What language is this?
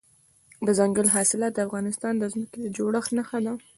Pashto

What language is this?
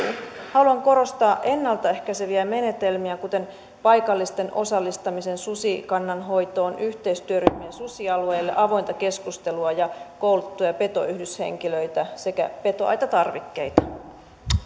Finnish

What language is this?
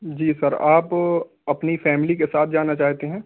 Urdu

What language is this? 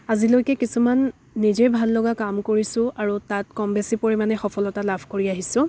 Assamese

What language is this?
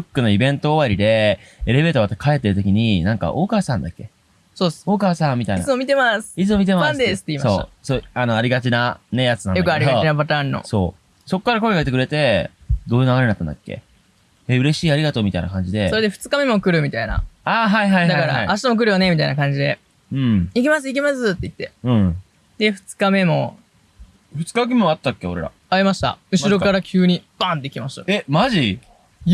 Japanese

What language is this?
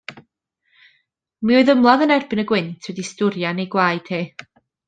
Welsh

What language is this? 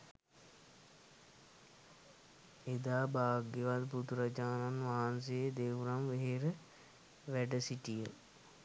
Sinhala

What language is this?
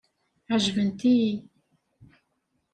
Kabyle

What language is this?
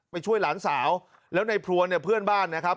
Thai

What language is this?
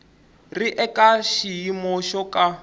Tsonga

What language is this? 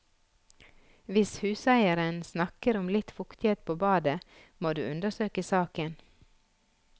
Norwegian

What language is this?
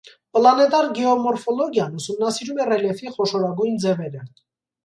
Armenian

